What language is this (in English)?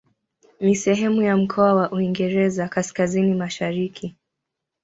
Swahili